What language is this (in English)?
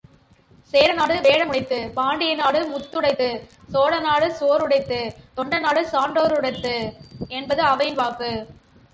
Tamil